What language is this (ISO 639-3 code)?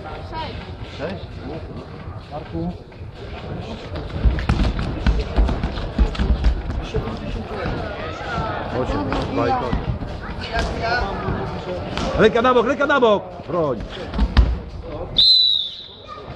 pol